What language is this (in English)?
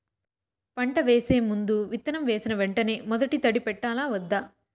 Telugu